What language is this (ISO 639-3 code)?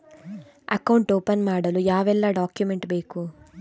kan